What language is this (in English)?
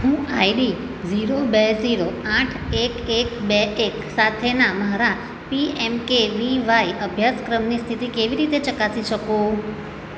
Gujarati